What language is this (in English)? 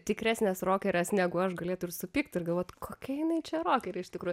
Lithuanian